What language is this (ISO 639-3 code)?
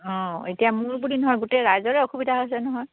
asm